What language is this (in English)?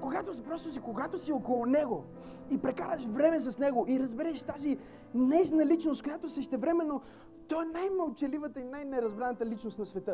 Bulgarian